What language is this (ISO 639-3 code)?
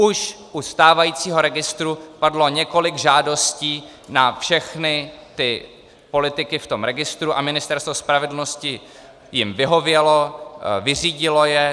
ces